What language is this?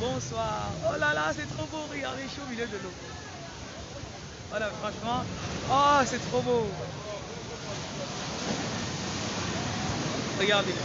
French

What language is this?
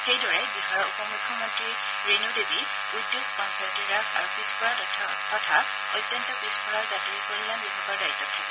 Assamese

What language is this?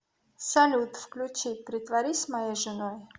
Russian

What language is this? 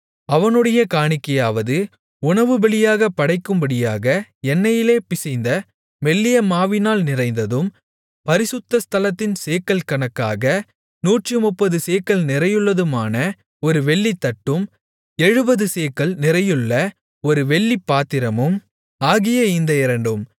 Tamil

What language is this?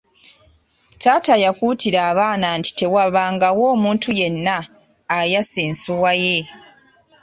Ganda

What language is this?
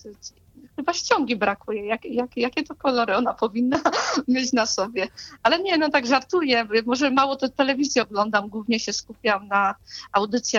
Polish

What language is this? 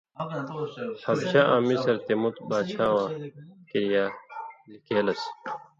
Indus Kohistani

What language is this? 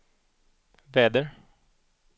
Swedish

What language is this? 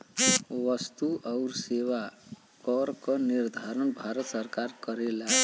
Bhojpuri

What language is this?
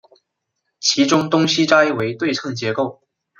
Chinese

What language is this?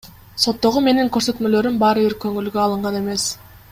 Kyrgyz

